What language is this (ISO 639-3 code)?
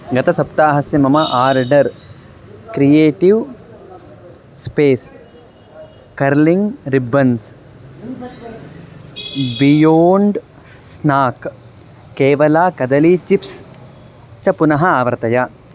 san